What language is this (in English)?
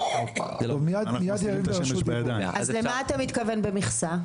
Hebrew